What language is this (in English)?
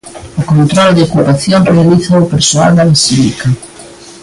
Galician